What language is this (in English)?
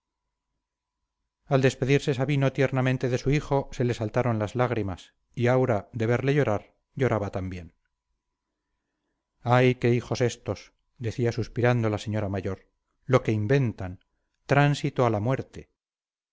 Spanish